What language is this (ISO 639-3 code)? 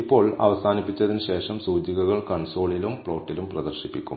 mal